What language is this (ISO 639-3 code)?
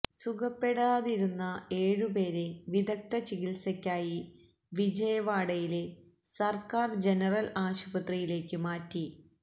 mal